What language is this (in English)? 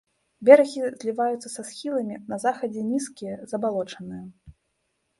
Belarusian